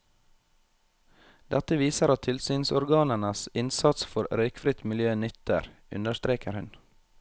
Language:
Norwegian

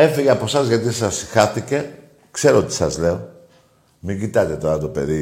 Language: Greek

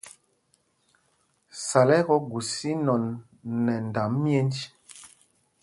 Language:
Mpumpong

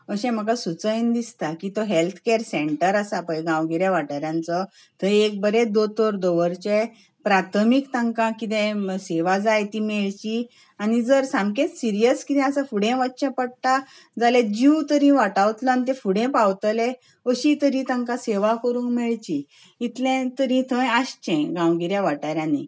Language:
Konkani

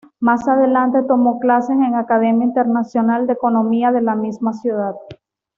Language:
Spanish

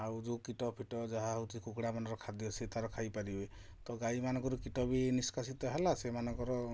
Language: Odia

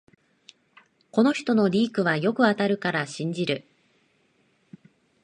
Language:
Japanese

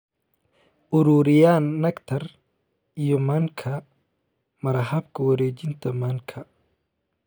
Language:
Somali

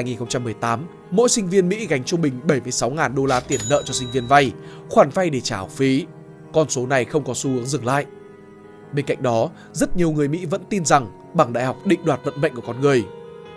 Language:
Vietnamese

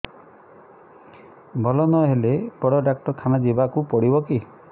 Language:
Odia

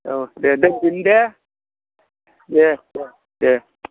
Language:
Bodo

